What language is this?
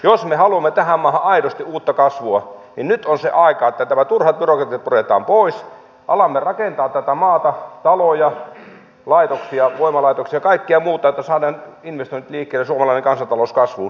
Finnish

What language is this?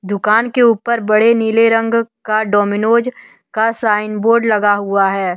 Hindi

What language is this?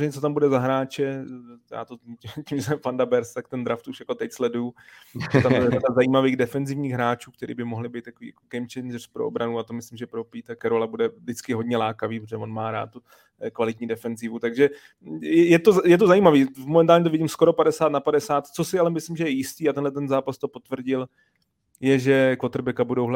Czech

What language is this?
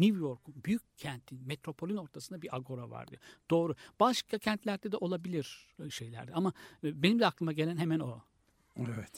Turkish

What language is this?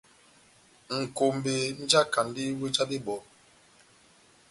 Batanga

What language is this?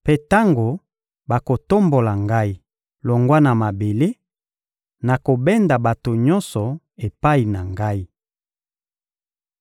Lingala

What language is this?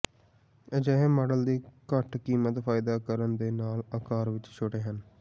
Punjabi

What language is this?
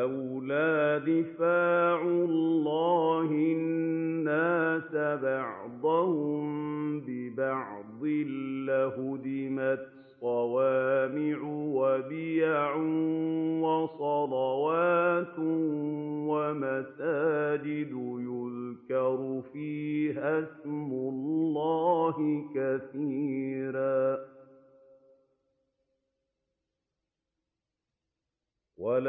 Arabic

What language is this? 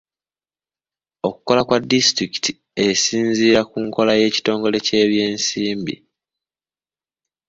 Ganda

